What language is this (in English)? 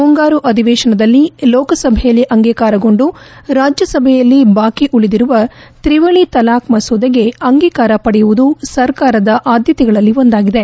Kannada